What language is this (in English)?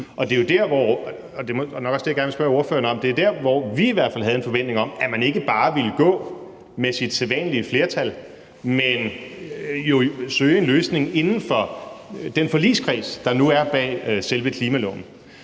Danish